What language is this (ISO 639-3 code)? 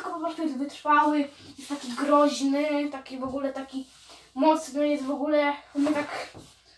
pol